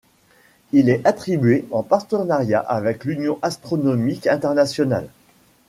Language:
French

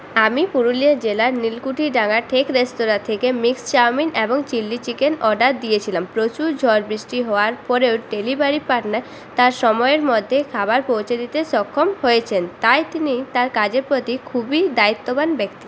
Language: Bangla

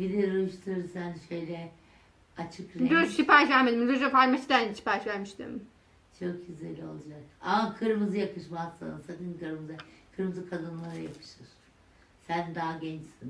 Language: Turkish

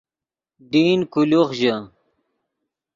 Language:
Yidgha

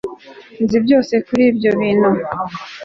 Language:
Kinyarwanda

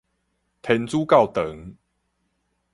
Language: Min Nan Chinese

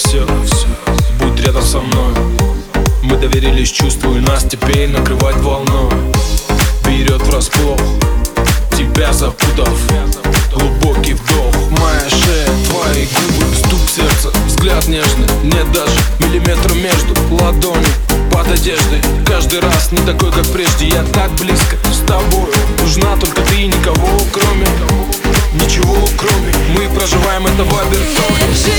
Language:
Russian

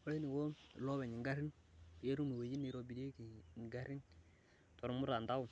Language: Masai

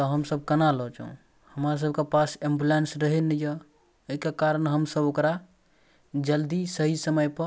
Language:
Maithili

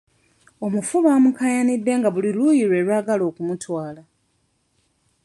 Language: Ganda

